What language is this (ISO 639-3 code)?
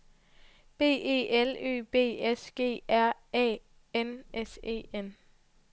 dan